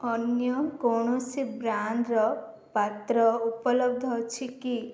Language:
Odia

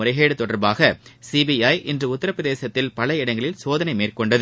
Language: Tamil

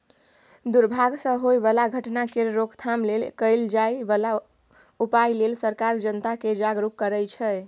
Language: Maithili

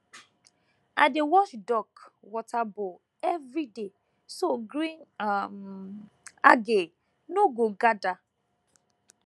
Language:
Nigerian Pidgin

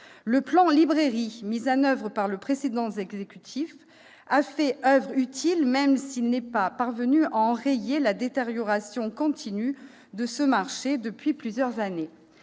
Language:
French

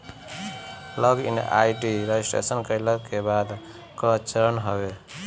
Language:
Bhojpuri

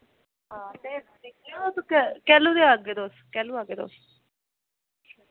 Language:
Dogri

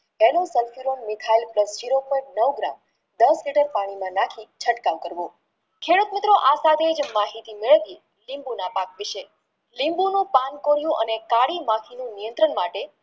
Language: Gujarati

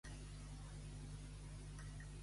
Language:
Catalan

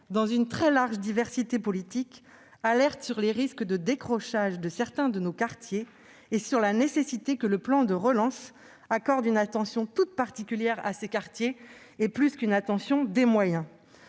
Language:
French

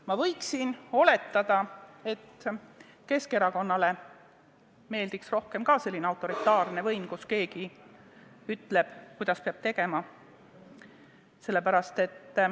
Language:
Estonian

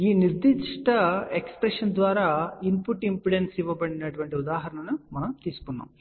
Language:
Telugu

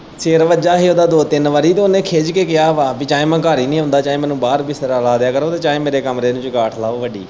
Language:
Punjabi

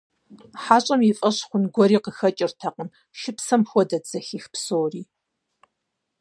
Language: Kabardian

